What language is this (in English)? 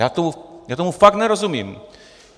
Czech